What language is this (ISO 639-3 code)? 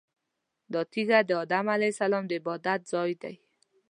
pus